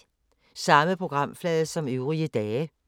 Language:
Danish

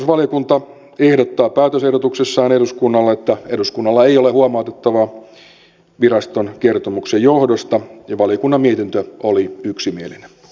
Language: Finnish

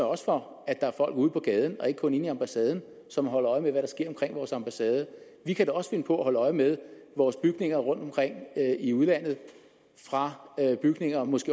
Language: Danish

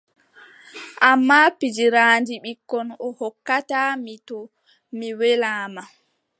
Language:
Adamawa Fulfulde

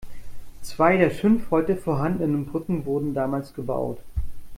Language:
German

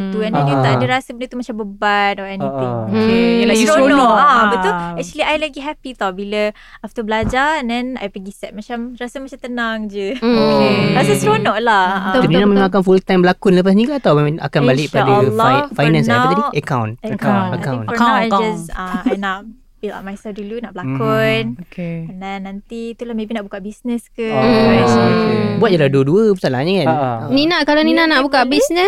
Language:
Malay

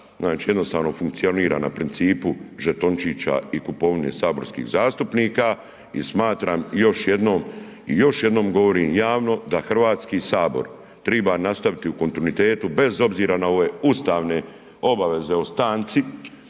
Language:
Croatian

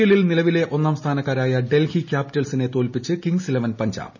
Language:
Malayalam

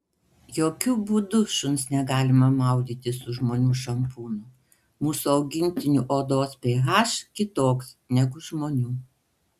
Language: Lithuanian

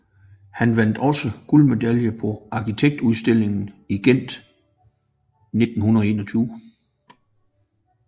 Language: Danish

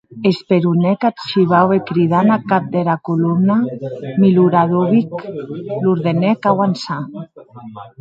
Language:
Occitan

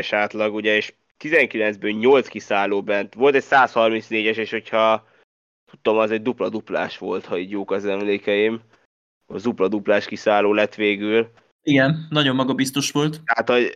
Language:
Hungarian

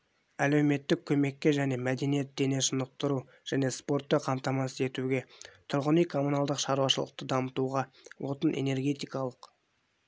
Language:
Kazakh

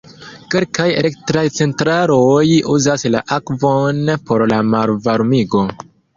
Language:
Esperanto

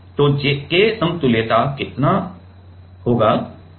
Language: Hindi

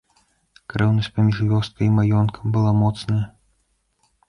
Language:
Belarusian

